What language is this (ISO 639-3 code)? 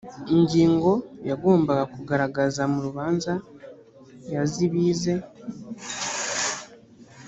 kin